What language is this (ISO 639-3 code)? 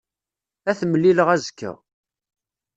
kab